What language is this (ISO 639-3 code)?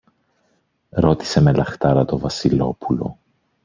ell